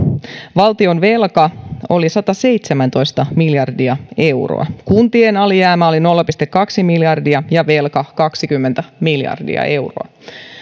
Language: Finnish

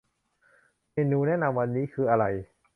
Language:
Thai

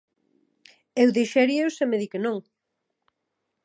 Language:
Galician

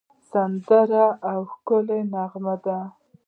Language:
Pashto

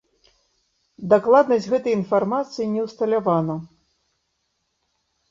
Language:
Belarusian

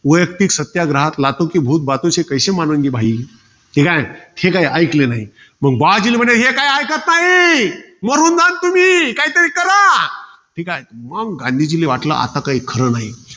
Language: Marathi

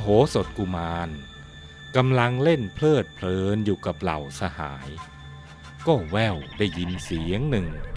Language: Thai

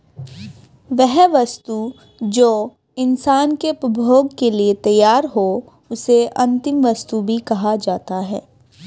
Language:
Hindi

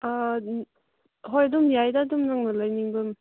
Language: Manipuri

